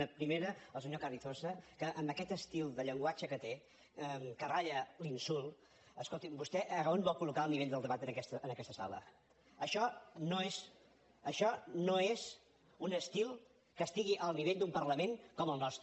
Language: Catalan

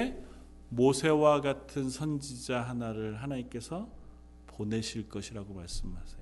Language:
Korean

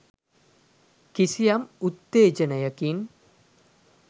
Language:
Sinhala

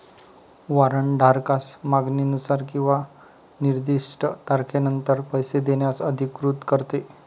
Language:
Marathi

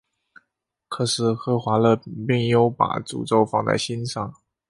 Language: Chinese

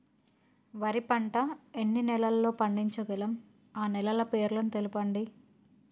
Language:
Telugu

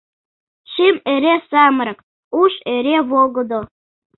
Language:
Mari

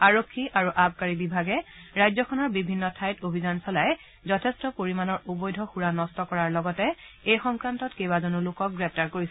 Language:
Assamese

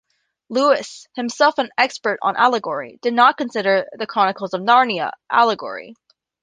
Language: English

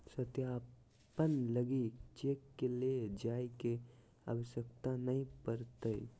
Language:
Magahi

